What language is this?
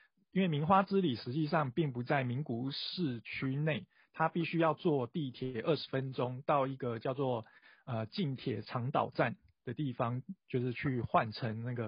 Chinese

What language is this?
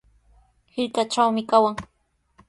Sihuas Ancash Quechua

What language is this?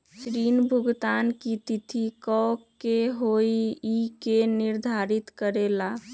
Magahi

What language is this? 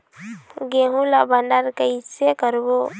Chhattisgarhi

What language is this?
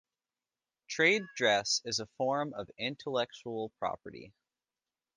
English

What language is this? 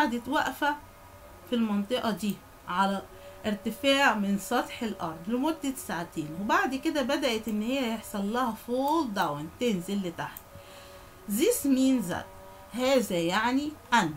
Arabic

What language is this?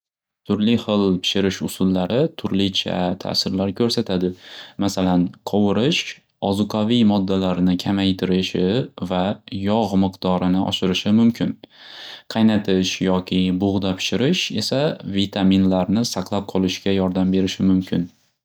Uzbek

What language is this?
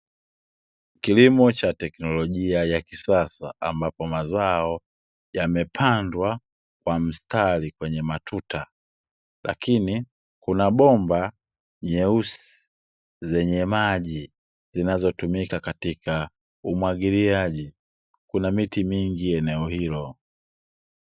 Swahili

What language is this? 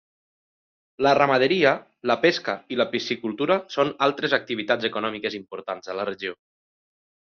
Catalan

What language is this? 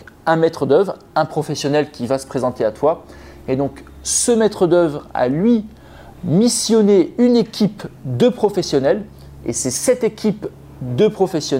French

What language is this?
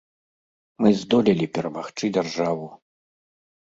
Belarusian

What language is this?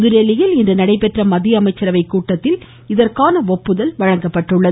Tamil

